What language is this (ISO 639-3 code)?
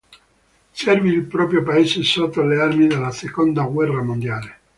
ita